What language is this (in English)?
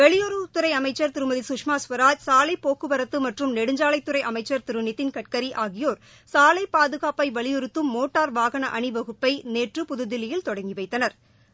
Tamil